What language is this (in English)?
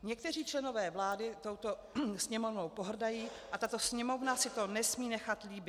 Czech